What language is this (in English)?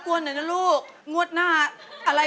Thai